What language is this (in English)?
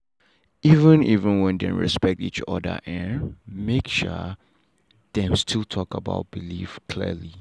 Nigerian Pidgin